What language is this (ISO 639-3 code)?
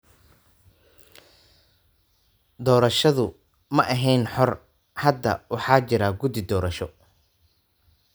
som